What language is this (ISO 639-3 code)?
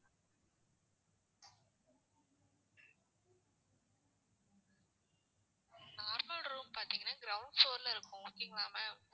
tam